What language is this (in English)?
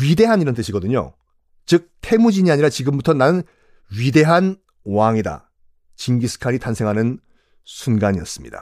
Korean